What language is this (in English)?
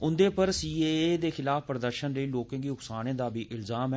Dogri